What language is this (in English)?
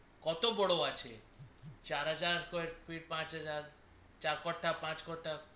Bangla